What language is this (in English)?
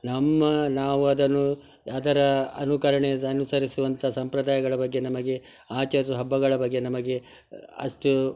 Kannada